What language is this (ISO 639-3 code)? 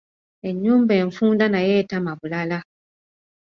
lug